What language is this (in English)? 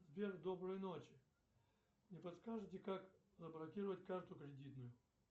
Russian